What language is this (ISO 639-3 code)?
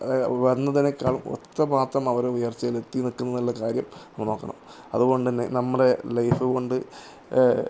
mal